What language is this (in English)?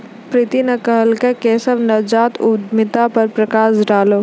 Maithili